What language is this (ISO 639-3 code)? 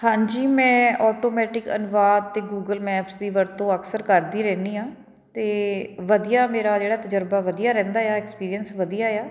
pan